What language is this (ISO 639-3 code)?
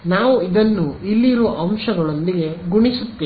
kan